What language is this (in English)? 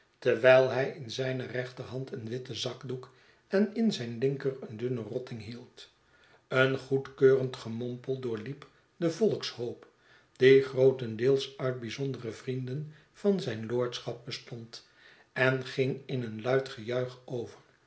Dutch